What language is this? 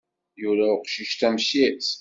Kabyle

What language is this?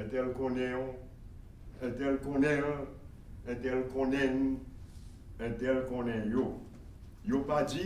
French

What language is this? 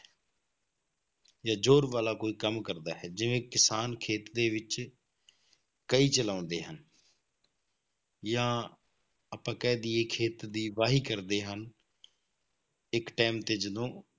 Punjabi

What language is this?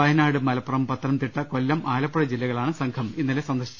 Malayalam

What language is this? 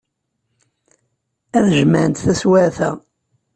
Kabyle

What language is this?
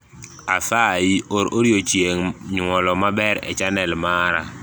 Luo (Kenya and Tanzania)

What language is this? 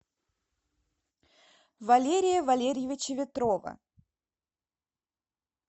Russian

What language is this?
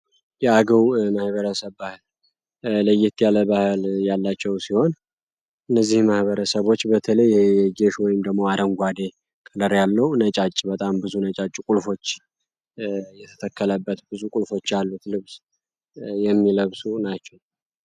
Amharic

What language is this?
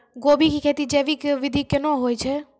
Maithili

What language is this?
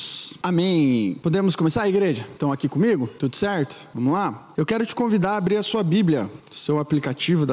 Portuguese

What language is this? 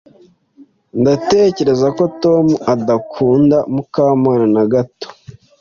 Kinyarwanda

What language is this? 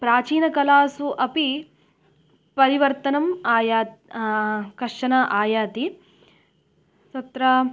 Sanskrit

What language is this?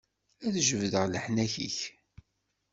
Kabyle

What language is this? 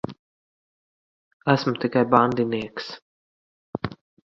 Latvian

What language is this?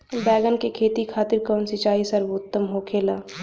Bhojpuri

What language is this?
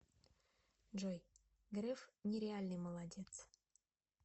Russian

